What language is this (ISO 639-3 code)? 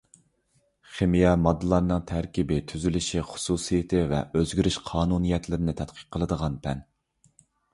uig